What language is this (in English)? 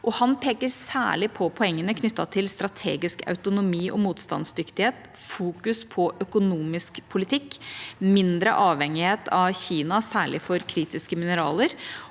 Norwegian